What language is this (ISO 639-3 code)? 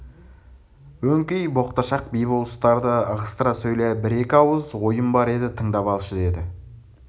kaz